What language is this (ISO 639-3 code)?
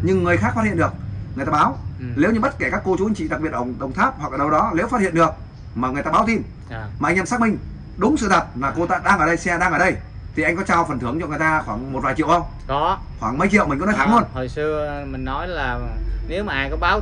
vie